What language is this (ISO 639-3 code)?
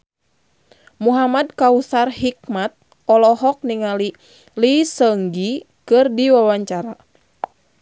sun